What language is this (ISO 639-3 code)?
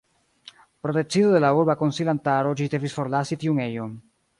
epo